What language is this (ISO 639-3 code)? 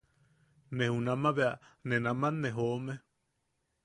yaq